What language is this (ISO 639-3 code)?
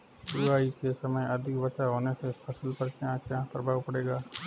hin